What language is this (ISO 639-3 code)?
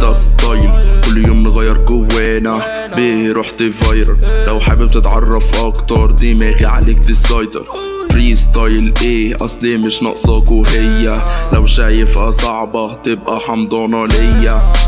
ara